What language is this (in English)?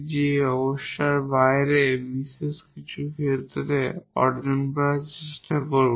Bangla